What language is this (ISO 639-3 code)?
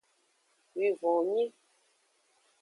ajg